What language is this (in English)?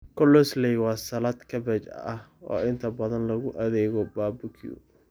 Somali